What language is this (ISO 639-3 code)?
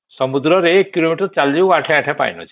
ori